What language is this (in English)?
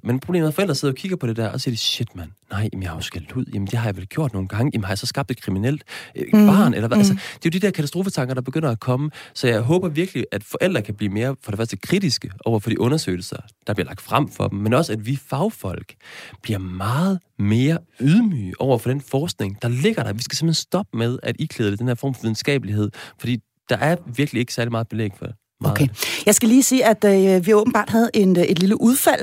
Danish